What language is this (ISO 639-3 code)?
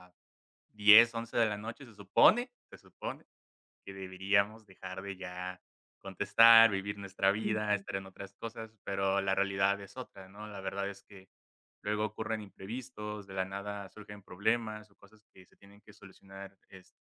spa